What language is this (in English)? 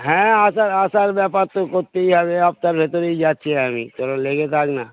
Bangla